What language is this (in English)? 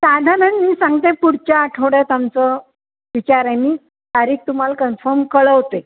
Marathi